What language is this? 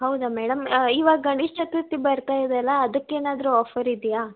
Kannada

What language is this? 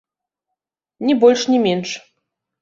Belarusian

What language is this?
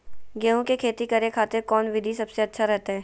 Magahi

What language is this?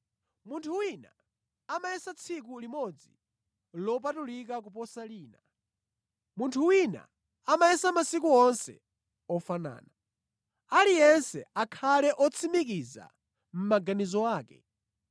Nyanja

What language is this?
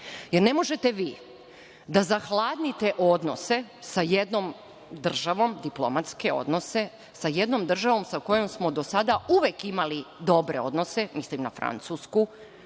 Serbian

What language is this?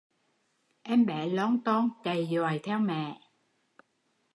Vietnamese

